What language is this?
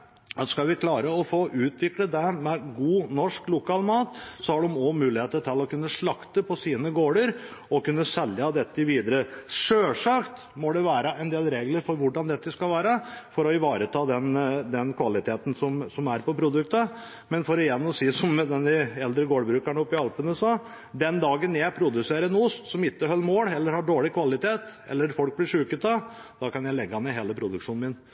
Norwegian Bokmål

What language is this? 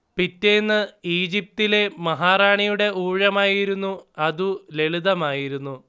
Malayalam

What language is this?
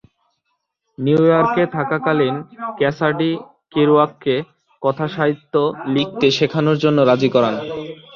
Bangla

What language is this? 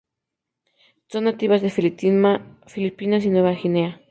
Spanish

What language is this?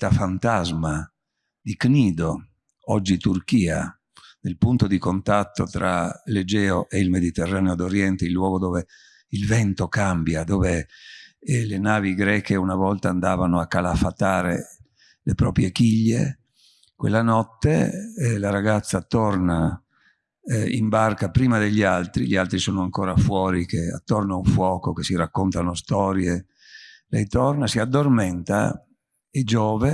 Italian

